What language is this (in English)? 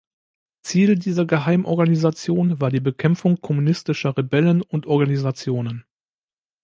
German